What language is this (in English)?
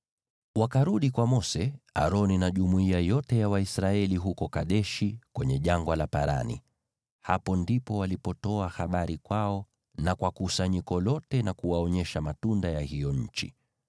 Swahili